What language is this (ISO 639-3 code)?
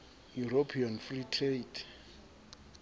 sot